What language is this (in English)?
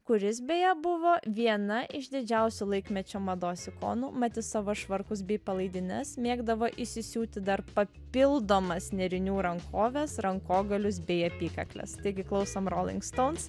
Lithuanian